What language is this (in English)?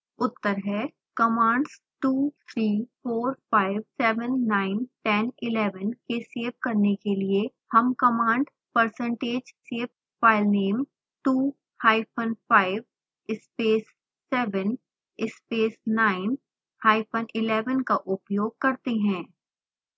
Hindi